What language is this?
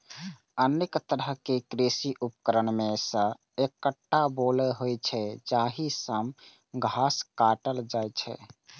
Maithili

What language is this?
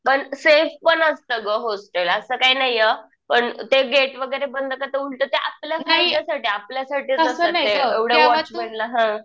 Marathi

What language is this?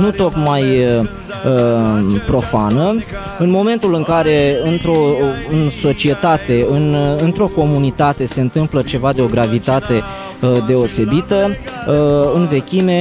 Romanian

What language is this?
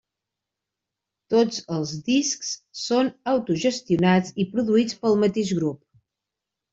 Catalan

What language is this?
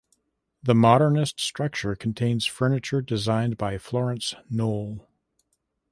English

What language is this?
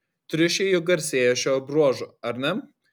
Lithuanian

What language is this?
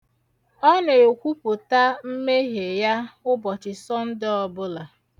Igbo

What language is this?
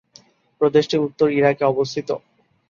Bangla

